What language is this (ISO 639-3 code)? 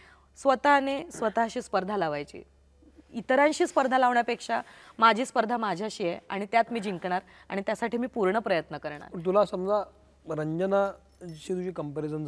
mar